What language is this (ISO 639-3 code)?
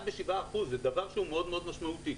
heb